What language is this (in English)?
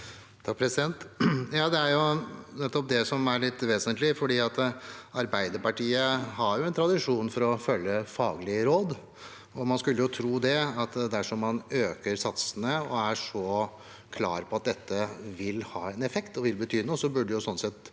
Norwegian